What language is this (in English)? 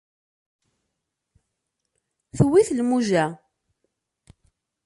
Kabyle